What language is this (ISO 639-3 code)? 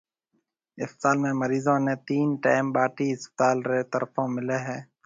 mve